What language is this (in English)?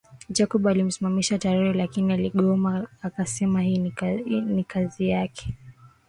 Swahili